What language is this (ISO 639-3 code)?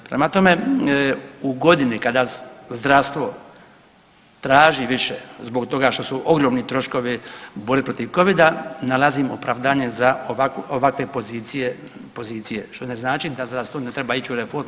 hrv